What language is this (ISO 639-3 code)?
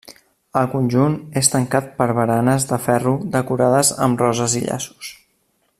cat